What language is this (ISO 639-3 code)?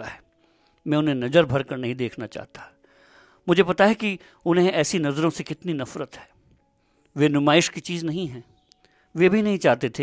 hin